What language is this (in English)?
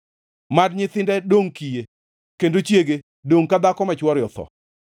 Luo (Kenya and Tanzania)